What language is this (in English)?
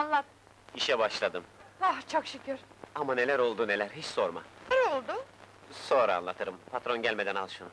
Turkish